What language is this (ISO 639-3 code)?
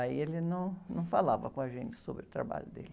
por